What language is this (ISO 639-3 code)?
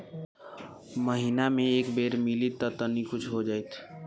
bho